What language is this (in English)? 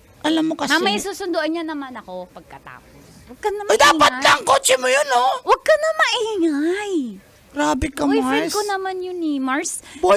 Filipino